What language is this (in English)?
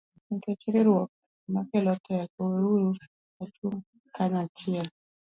Luo (Kenya and Tanzania)